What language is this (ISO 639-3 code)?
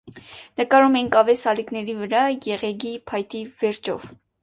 hye